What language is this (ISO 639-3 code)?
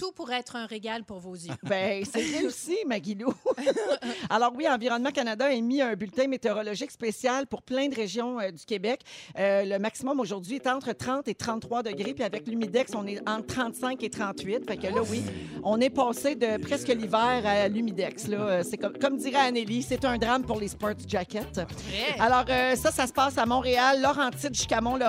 fra